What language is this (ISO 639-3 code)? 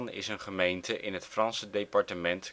nld